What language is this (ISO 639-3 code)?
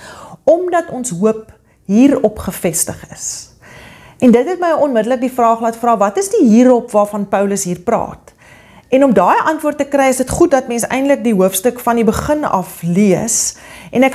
nld